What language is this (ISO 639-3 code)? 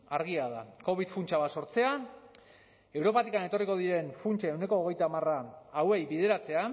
eus